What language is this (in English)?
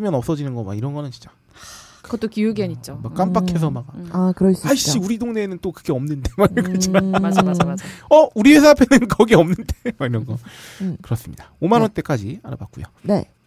Korean